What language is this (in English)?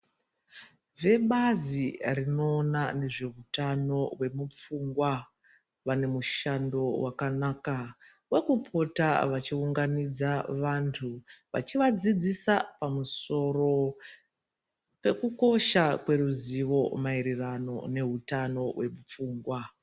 Ndau